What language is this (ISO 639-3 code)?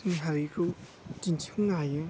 brx